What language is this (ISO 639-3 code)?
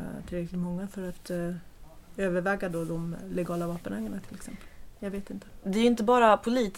swe